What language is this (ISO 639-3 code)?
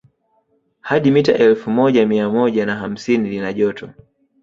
swa